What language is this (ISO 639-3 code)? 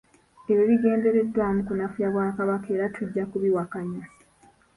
lug